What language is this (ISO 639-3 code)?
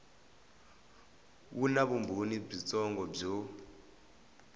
tso